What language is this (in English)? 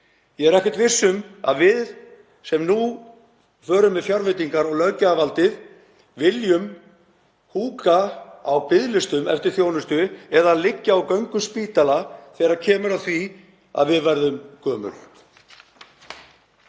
Icelandic